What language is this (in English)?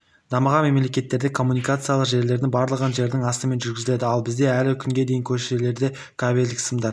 Kazakh